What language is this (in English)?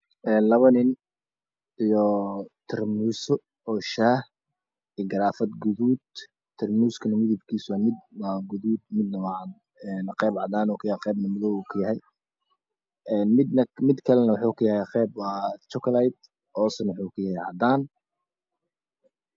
Somali